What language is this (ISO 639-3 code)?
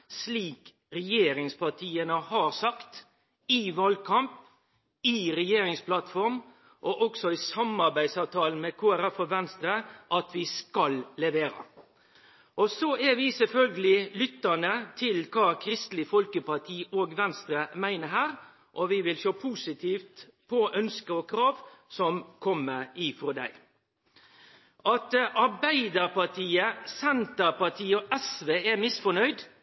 nno